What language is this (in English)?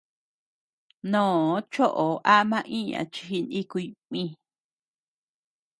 Tepeuxila Cuicatec